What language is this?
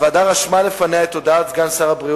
Hebrew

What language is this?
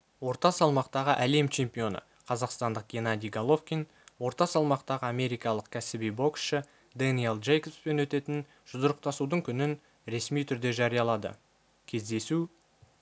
Kazakh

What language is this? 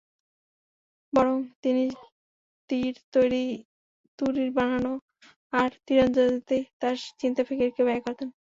Bangla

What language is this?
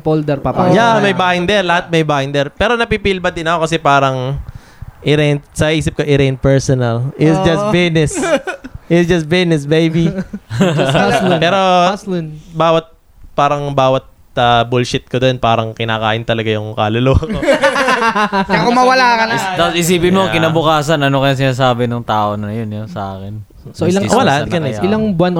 Filipino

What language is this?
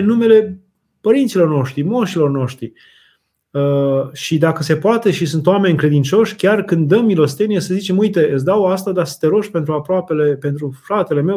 Romanian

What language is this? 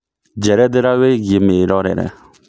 Kikuyu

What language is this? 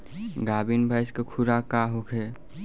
Bhojpuri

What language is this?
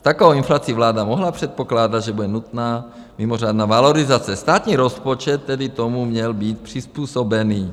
Czech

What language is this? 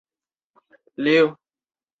Chinese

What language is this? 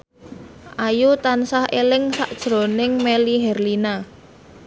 Javanese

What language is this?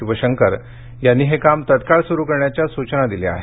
Marathi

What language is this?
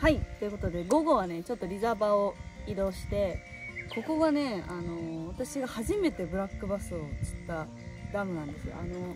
Japanese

